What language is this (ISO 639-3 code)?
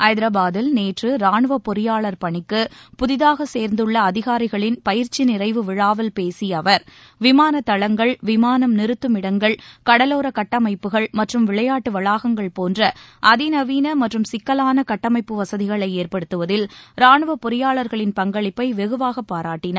tam